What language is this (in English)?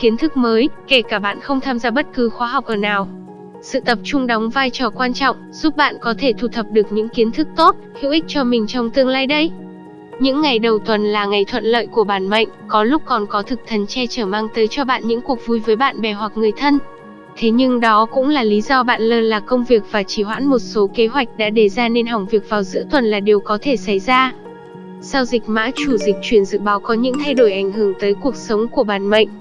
Vietnamese